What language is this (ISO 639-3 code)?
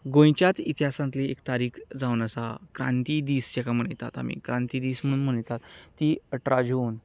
kok